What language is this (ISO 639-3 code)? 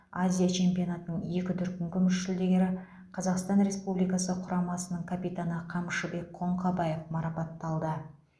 kaz